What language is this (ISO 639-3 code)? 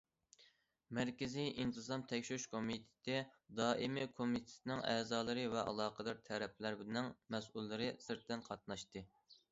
uig